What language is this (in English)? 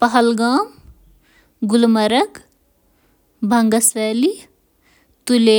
Kashmiri